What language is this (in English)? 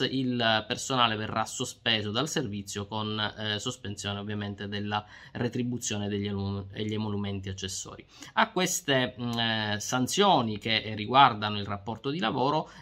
Italian